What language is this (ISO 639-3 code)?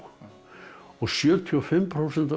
isl